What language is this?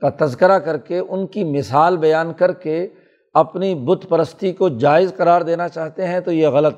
Urdu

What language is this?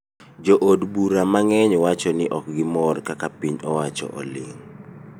Luo (Kenya and Tanzania)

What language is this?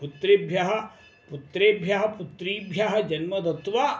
Sanskrit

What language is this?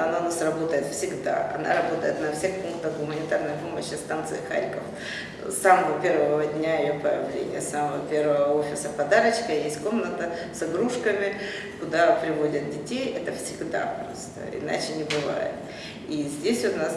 Russian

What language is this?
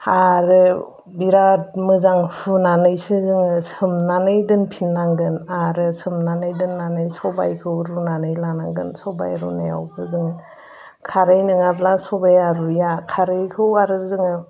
Bodo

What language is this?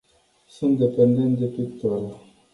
Romanian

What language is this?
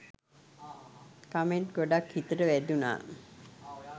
Sinhala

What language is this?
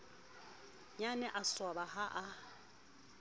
Southern Sotho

